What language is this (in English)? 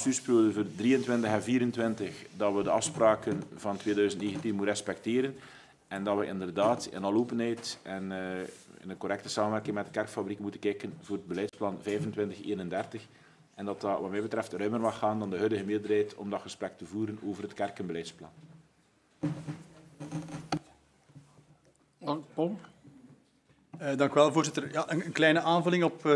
Dutch